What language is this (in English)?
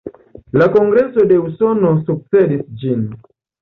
Esperanto